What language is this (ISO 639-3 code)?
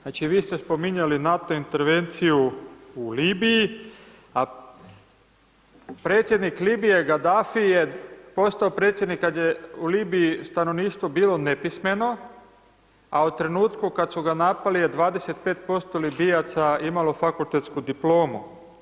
hrv